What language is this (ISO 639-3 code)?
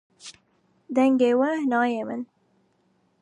kur